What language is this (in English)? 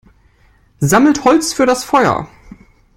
German